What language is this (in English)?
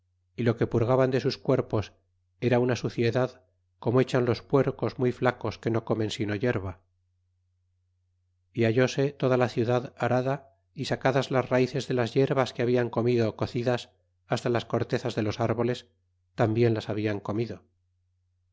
Spanish